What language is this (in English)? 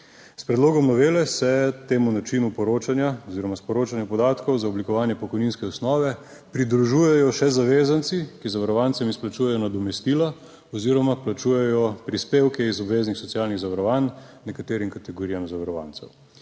Slovenian